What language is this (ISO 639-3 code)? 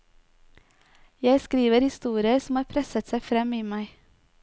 nor